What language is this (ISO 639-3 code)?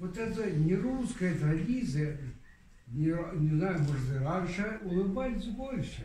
rus